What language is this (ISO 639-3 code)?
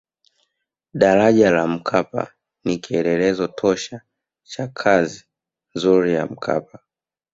swa